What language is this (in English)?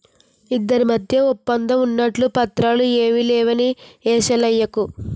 Telugu